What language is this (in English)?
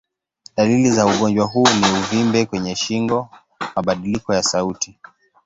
Swahili